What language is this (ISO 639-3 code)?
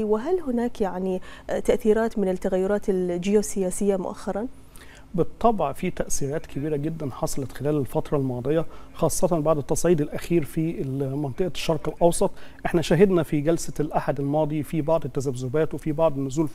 ara